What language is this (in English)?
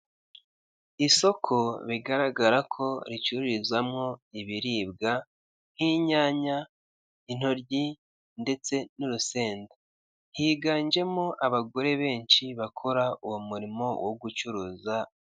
Kinyarwanda